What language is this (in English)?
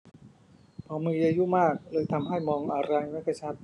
Thai